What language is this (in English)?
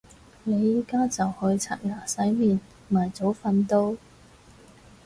Cantonese